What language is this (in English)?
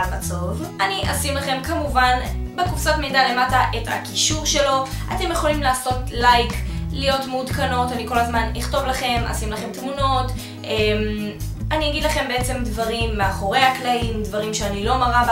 Hebrew